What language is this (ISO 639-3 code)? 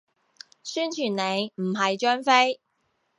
yue